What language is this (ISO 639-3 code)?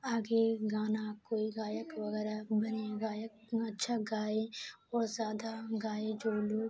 urd